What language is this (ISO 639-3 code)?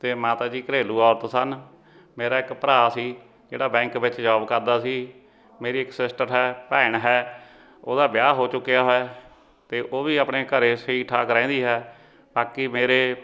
pan